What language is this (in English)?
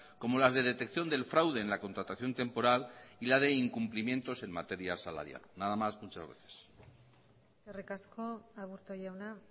Spanish